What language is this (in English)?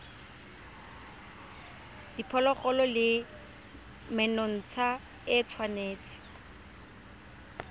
Tswana